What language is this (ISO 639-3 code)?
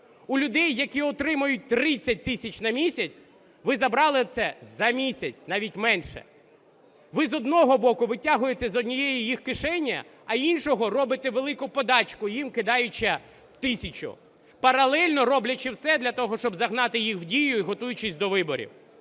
ukr